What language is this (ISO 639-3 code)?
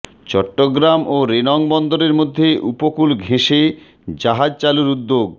ben